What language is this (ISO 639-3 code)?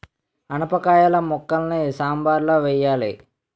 tel